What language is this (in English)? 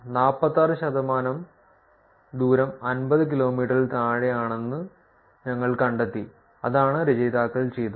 Malayalam